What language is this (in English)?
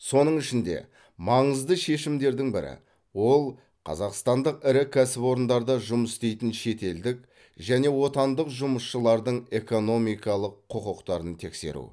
Kazakh